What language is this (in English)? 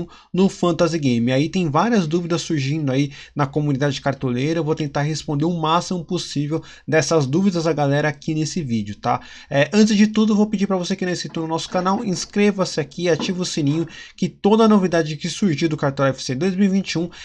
Portuguese